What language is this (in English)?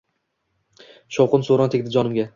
Uzbek